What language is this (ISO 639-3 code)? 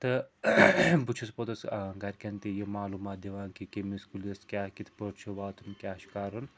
kas